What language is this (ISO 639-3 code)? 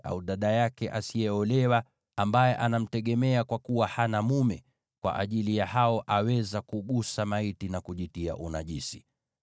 swa